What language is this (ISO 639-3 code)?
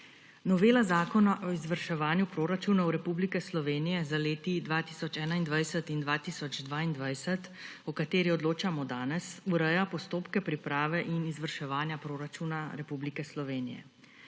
slv